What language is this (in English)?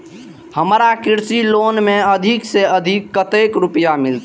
Maithili